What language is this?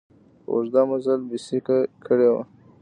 Pashto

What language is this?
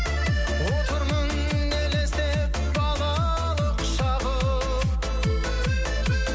Kazakh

